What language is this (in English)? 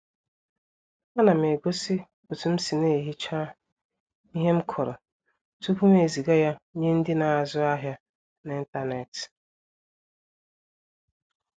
Igbo